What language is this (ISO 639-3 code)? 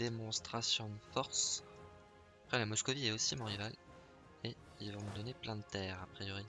fra